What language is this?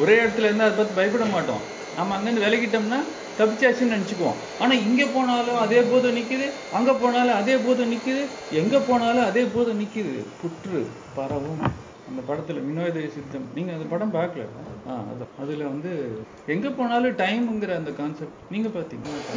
Tamil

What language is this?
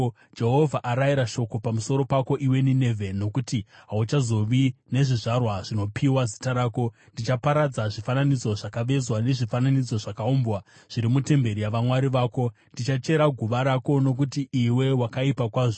Shona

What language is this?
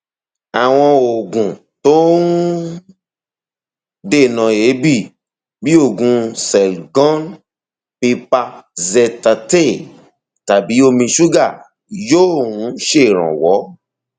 Yoruba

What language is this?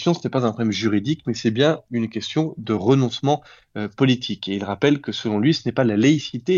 French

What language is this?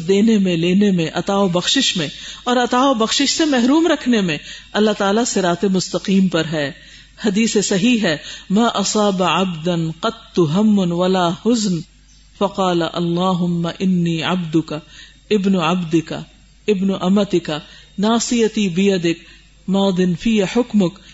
Urdu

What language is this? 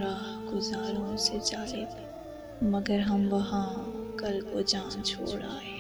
Urdu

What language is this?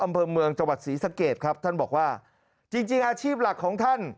Thai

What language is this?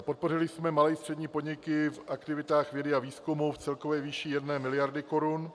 Czech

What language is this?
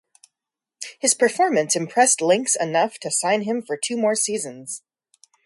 English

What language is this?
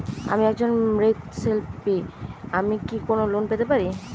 Bangla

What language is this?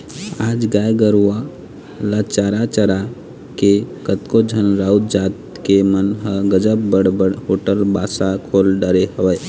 Chhattisgarhi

